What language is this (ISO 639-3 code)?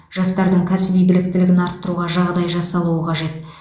kaz